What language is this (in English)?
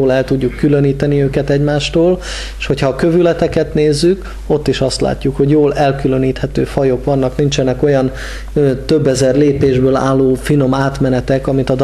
Hungarian